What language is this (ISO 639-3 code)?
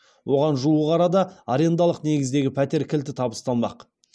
kaz